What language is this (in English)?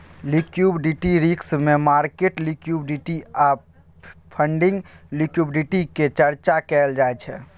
Maithili